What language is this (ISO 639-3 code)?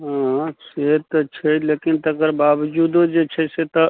mai